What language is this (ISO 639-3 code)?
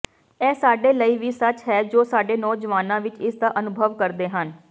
pan